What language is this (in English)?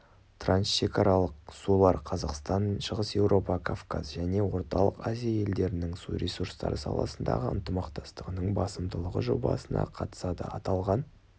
Kazakh